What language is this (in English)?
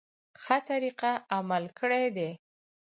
Pashto